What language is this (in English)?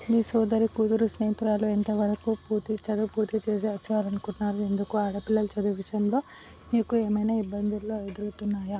Telugu